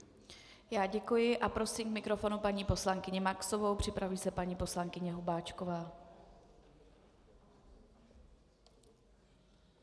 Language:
Czech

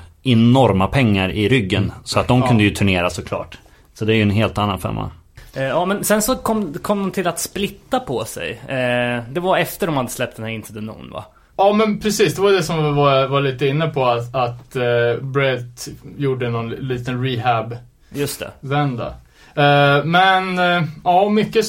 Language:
Swedish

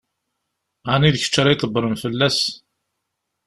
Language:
Kabyle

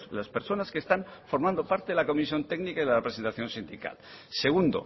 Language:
Spanish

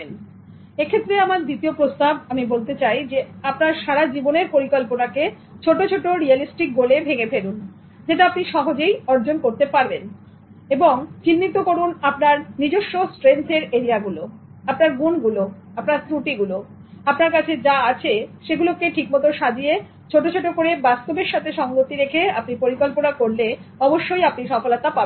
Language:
Bangla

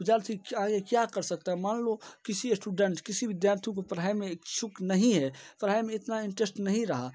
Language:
Hindi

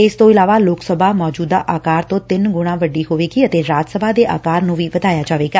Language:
Punjabi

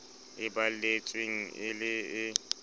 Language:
Southern Sotho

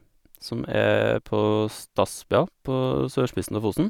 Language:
Norwegian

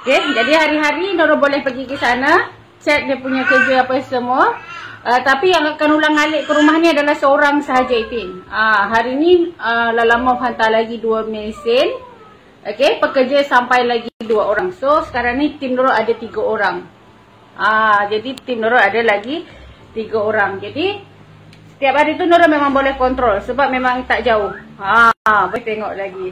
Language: Malay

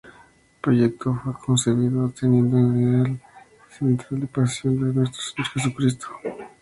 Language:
Spanish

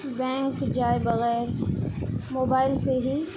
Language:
Urdu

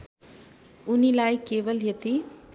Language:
Nepali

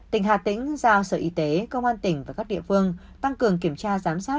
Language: Vietnamese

